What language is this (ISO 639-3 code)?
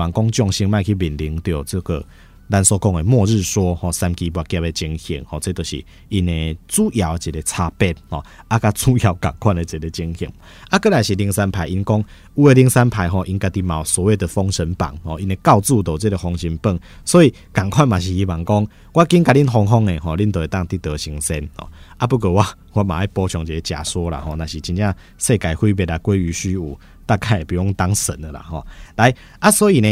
zho